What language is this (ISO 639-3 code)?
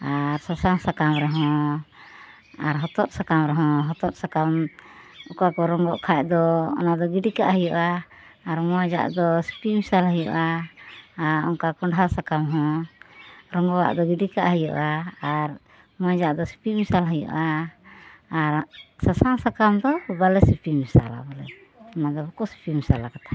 sat